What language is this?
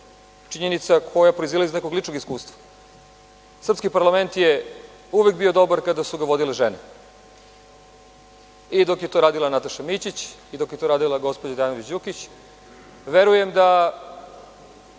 Serbian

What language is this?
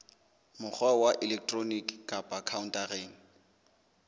Southern Sotho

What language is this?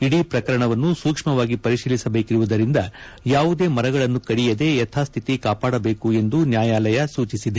Kannada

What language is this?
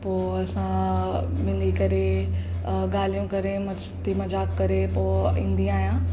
Sindhi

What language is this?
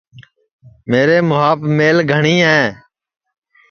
Sansi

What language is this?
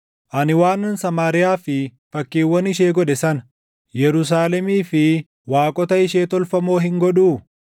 Oromo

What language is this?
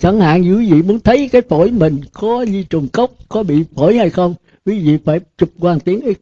Vietnamese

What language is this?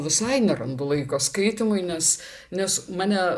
Lithuanian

